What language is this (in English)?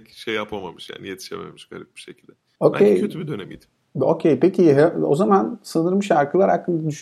Turkish